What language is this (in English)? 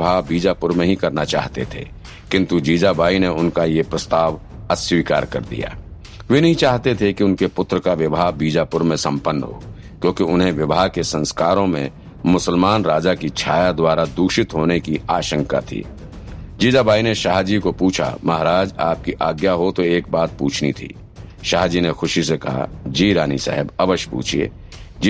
Hindi